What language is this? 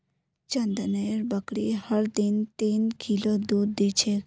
Magahi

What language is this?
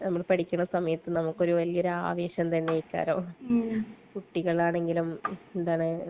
Malayalam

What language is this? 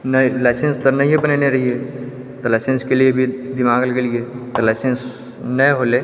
Maithili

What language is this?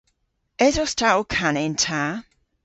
Cornish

